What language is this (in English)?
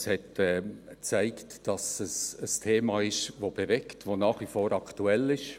Swiss German